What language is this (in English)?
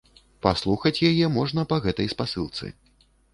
Belarusian